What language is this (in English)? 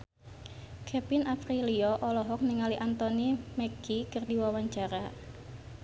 Sundanese